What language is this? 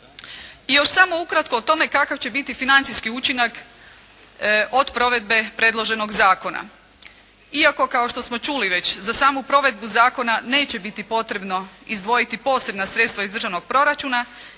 Croatian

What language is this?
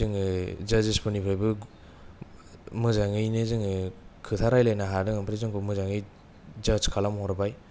Bodo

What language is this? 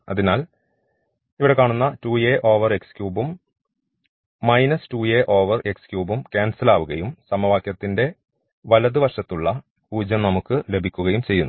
Malayalam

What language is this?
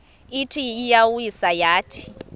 Xhosa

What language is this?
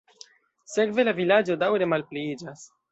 Esperanto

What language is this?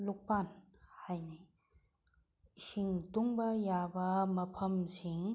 Manipuri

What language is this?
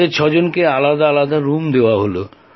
Bangla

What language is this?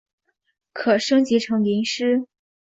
Chinese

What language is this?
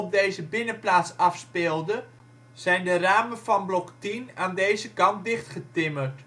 Dutch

